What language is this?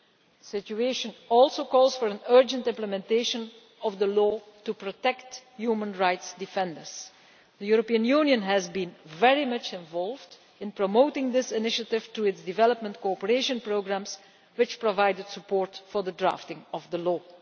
English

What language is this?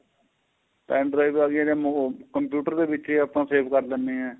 Punjabi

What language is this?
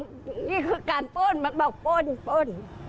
Thai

